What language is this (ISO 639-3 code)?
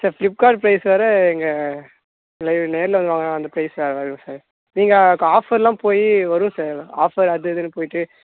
tam